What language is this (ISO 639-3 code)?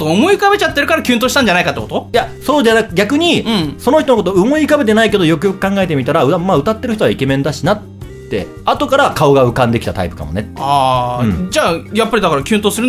jpn